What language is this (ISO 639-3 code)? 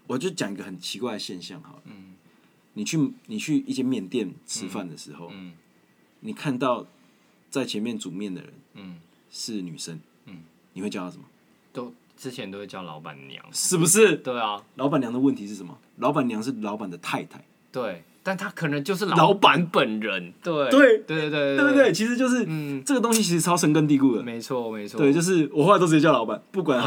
zho